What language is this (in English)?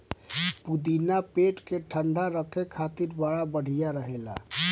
Bhojpuri